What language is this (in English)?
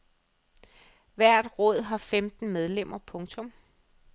Danish